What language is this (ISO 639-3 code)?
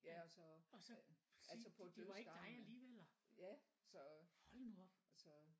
dan